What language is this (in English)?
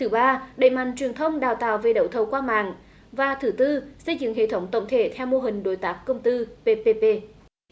Vietnamese